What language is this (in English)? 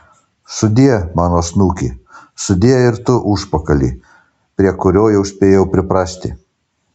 Lithuanian